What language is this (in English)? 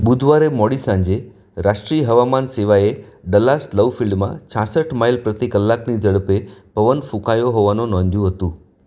Gujarati